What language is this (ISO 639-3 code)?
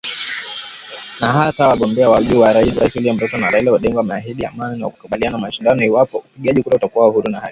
swa